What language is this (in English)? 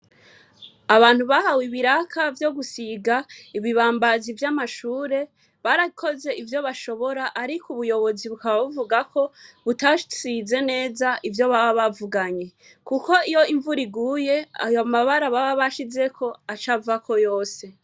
Rundi